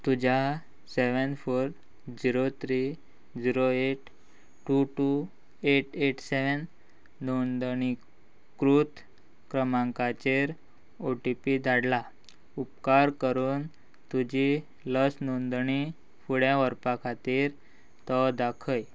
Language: Konkani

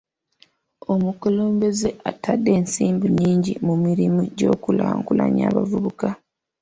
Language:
Ganda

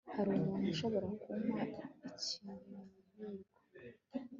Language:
Kinyarwanda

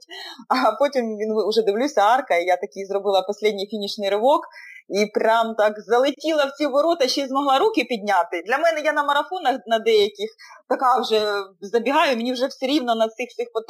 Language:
Ukrainian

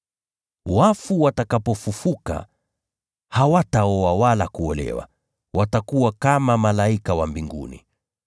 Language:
Swahili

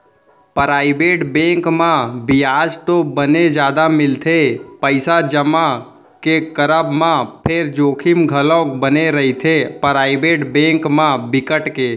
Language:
Chhattisgarhi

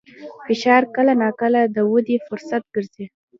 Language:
Pashto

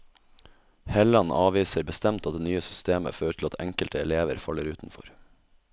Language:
Norwegian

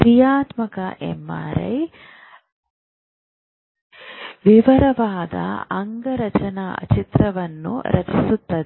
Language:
Kannada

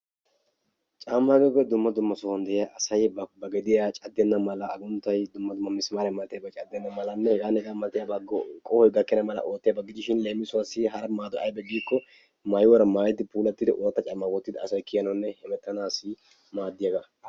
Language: Wolaytta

